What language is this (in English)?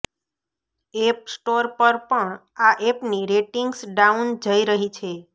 Gujarati